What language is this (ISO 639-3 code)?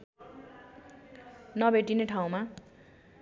nep